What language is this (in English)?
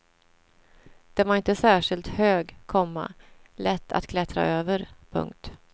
Swedish